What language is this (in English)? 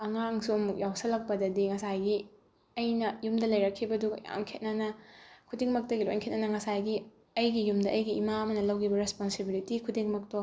Manipuri